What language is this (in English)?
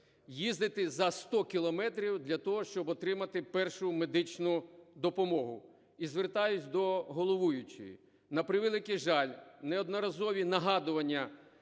Ukrainian